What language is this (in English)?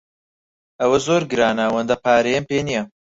Central Kurdish